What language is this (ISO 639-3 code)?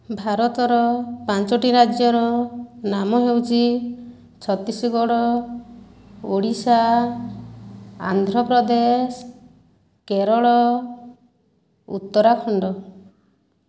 ori